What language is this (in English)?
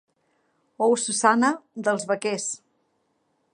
Catalan